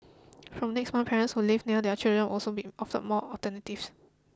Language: English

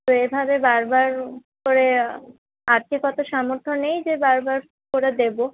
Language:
Bangla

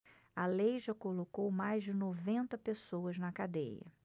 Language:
Portuguese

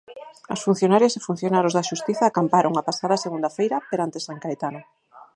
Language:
Galician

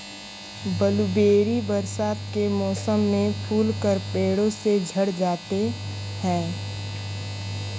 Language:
Hindi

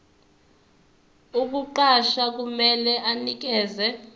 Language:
Zulu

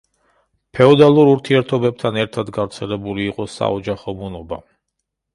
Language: Georgian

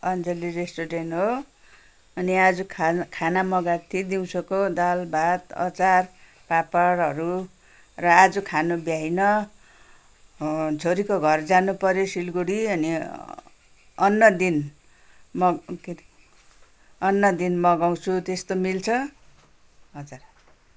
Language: Nepali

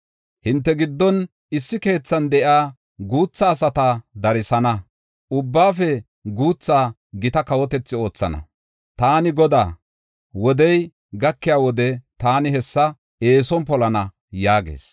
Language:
Gofa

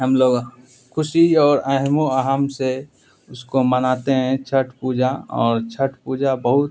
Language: Urdu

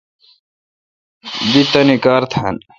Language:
Kalkoti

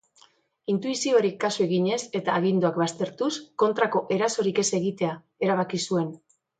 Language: Basque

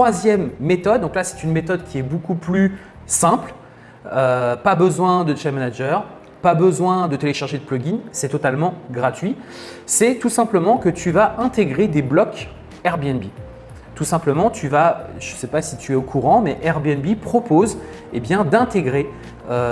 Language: French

